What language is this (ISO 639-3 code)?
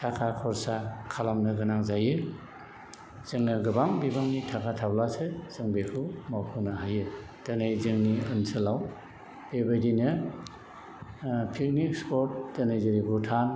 brx